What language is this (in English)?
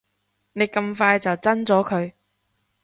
Cantonese